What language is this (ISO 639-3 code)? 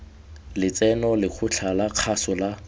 tsn